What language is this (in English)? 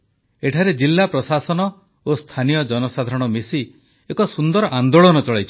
Odia